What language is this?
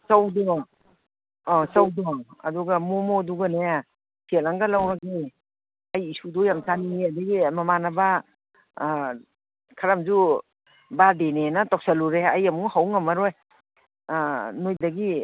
Manipuri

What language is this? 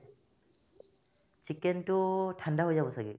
Assamese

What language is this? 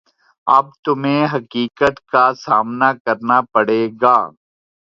Urdu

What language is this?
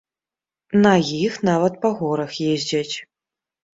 Belarusian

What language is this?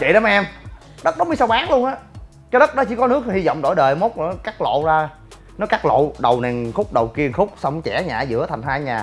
Vietnamese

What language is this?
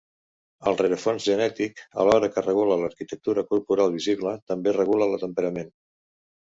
Catalan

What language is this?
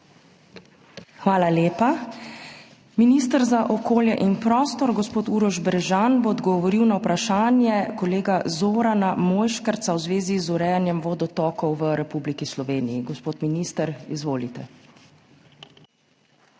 Slovenian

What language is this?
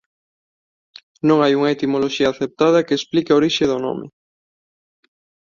Galician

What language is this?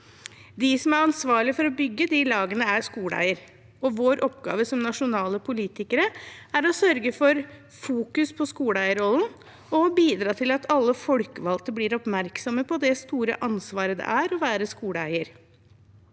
Norwegian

